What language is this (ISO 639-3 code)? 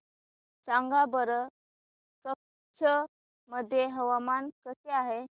mar